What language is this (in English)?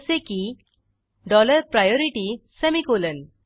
Marathi